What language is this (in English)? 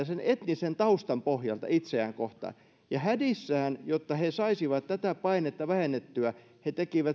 Finnish